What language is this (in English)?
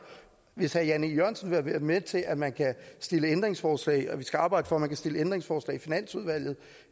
Danish